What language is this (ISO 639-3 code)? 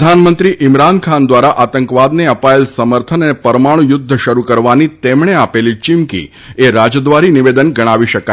guj